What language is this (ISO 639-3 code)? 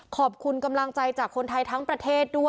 tha